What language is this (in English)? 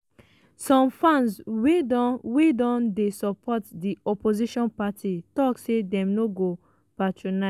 Nigerian Pidgin